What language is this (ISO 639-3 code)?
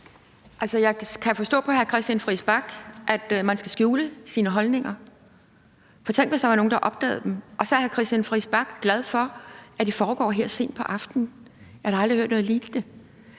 dan